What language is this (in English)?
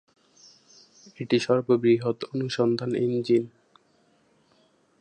Bangla